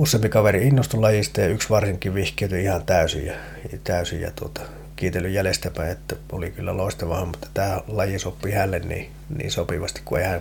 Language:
Finnish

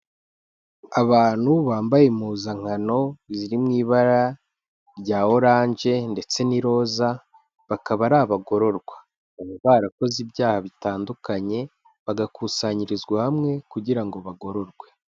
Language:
Kinyarwanda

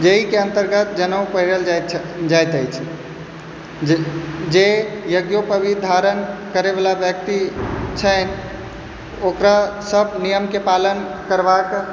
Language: Maithili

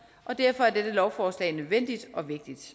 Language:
Danish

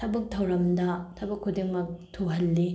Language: Manipuri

